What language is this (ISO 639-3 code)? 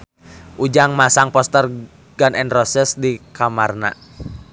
sun